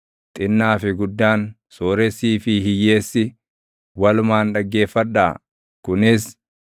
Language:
Oromo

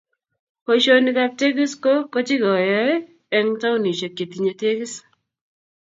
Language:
Kalenjin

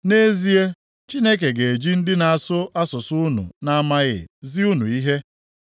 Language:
Igbo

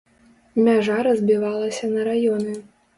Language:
Belarusian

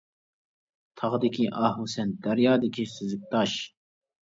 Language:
Uyghur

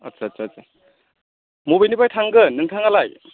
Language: Bodo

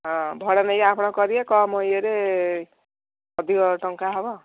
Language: Odia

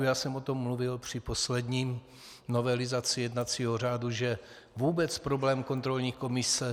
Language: Czech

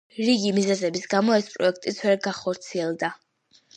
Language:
Georgian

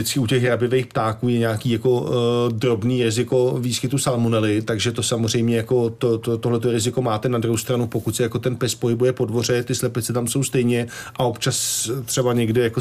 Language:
Czech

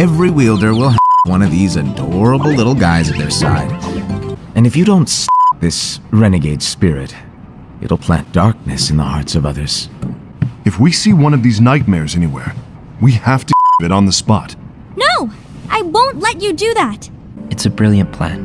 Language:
English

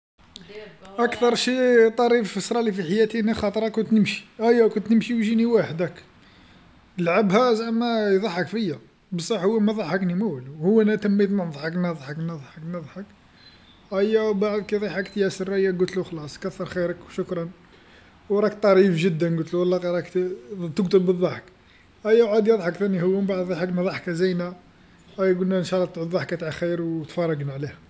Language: Algerian Arabic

